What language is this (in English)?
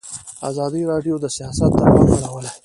Pashto